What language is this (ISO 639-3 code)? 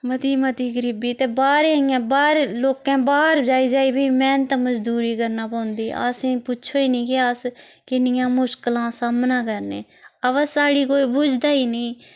doi